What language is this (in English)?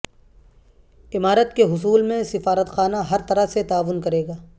Urdu